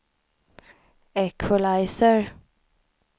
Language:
Swedish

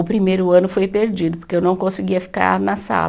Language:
Portuguese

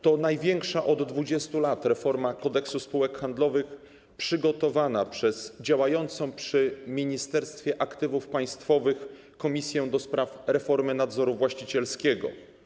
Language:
Polish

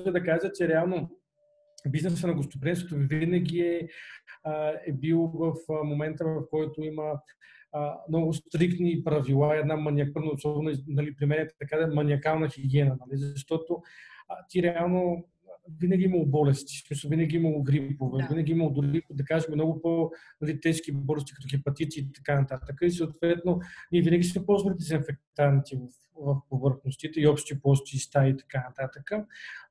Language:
Bulgarian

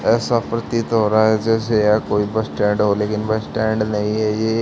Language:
Hindi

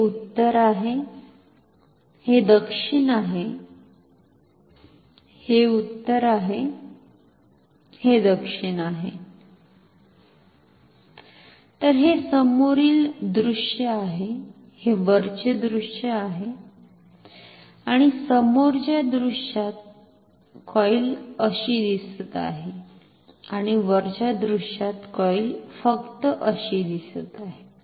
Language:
Marathi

